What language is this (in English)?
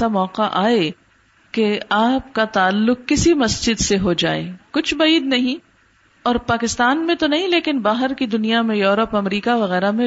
Urdu